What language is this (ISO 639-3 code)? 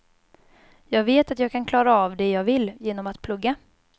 swe